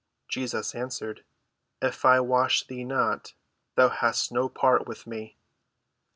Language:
English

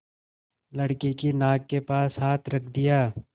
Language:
Hindi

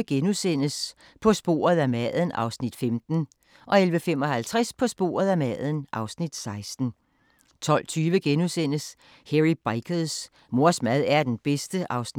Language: Danish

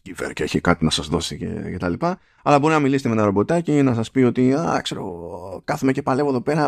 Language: Greek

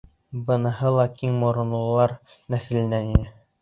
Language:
Bashkir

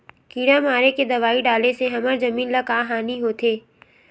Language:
Chhattisgarhi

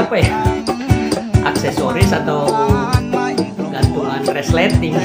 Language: Thai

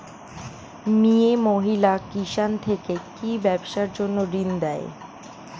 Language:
Bangla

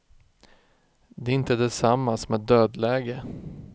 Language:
Swedish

